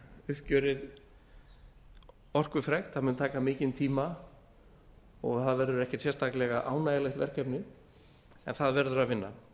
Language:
Icelandic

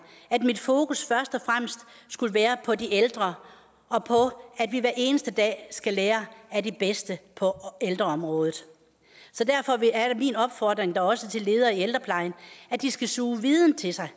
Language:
Danish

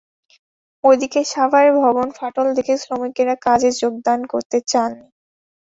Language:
Bangla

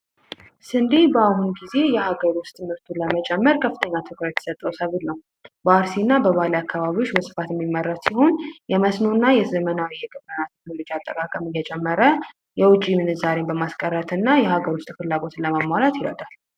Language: Amharic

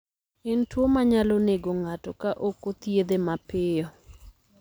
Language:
Luo (Kenya and Tanzania)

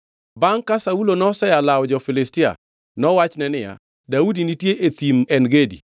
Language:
Luo (Kenya and Tanzania)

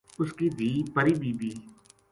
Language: Gujari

